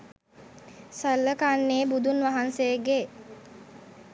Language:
Sinhala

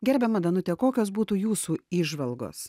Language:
Lithuanian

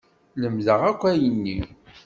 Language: Kabyle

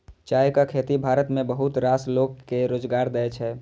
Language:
Maithili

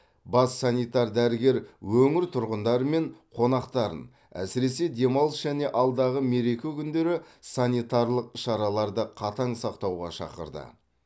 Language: Kazakh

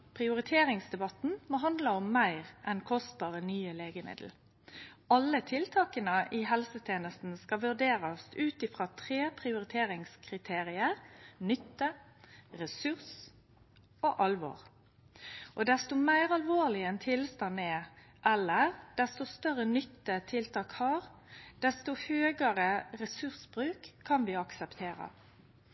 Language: Norwegian Nynorsk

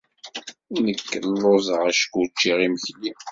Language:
Kabyle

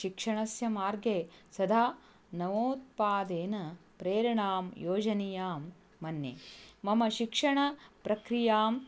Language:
Sanskrit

